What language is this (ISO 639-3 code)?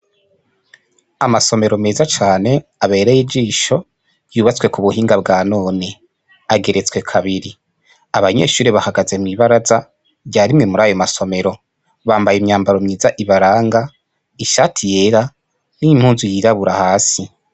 run